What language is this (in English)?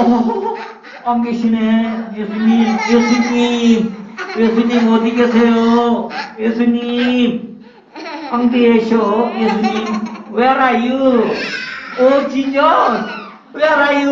Korean